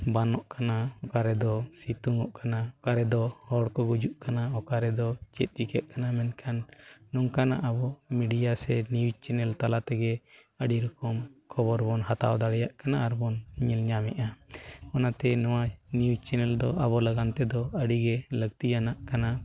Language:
Santali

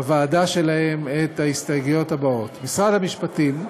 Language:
Hebrew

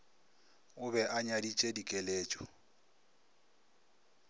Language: Northern Sotho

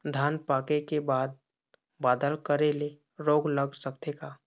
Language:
Chhattisgarhi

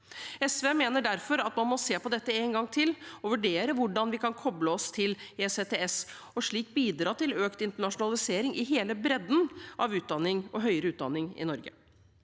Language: Norwegian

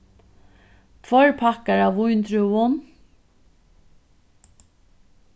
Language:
Faroese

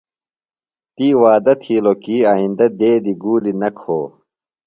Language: Phalura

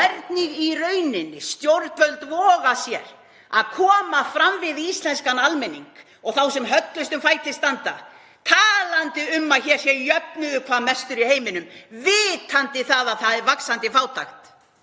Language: Icelandic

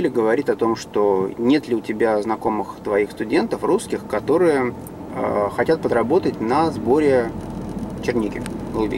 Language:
Russian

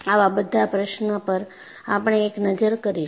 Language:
Gujarati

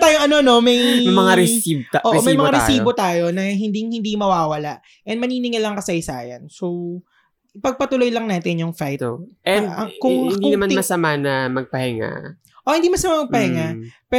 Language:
Filipino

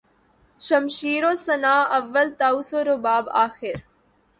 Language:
Urdu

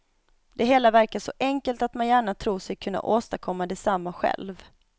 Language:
Swedish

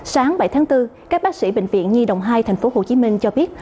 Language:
Vietnamese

